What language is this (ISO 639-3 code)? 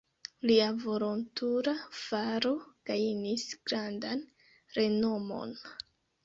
epo